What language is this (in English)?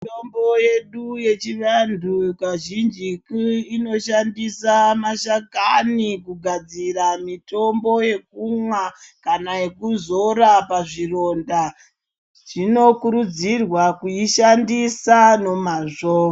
Ndau